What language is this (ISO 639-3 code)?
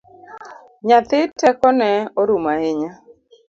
luo